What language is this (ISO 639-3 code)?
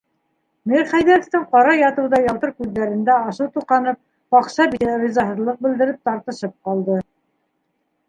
bak